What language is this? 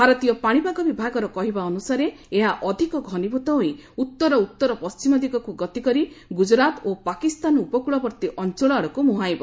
Odia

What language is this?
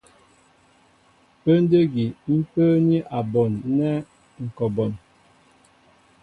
Mbo (Cameroon)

